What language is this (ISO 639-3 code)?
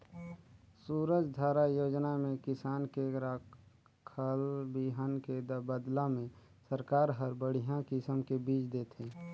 hne